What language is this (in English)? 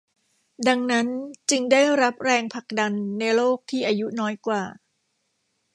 Thai